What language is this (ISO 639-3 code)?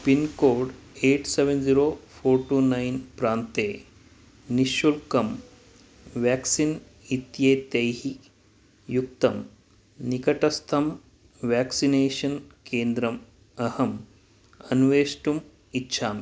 san